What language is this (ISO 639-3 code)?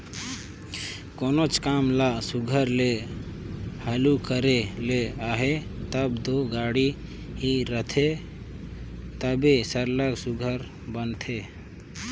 hne